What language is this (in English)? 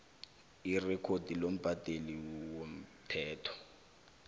South Ndebele